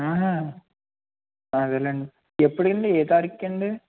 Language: Telugu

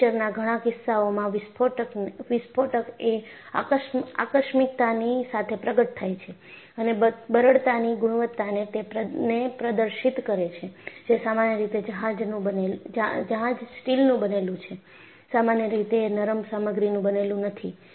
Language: Gujarati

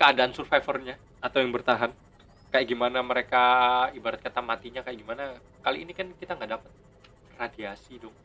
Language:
Indonesian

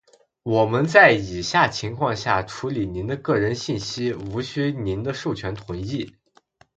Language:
Chinese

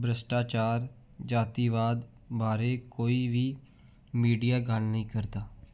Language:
Punjabi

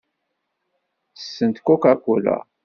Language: Kabyle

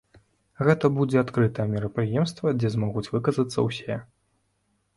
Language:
Belarusian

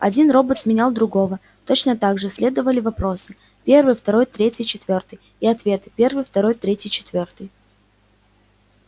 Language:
Russian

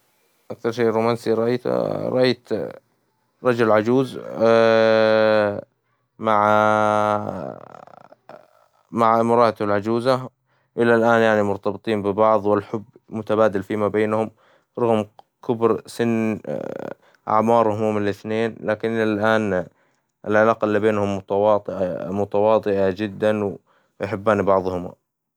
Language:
Hijazi Arabic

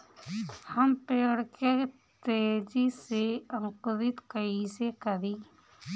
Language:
Bhojpuri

